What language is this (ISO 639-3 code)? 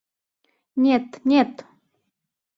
chm